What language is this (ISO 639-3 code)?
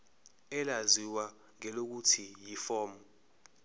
zul